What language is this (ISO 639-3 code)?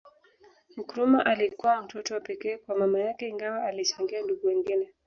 swa